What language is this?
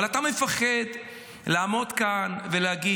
Hebrew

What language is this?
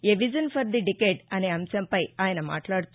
Telugu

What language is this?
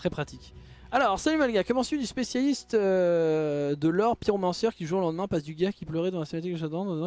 French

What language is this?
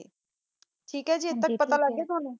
Punjabi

